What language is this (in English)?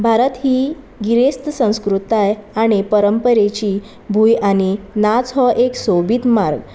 Konkani